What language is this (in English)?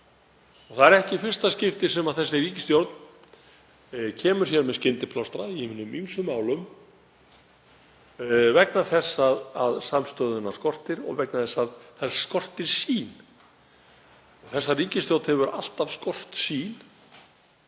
Icelandic